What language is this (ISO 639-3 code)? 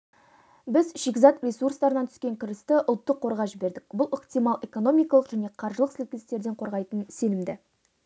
kaz